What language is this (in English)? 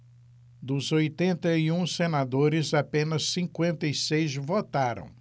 Portuguese